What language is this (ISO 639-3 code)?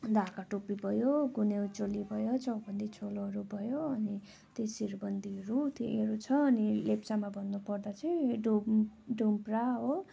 nep